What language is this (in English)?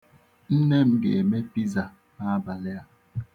Igbo